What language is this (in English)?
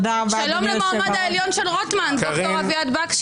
Hebrew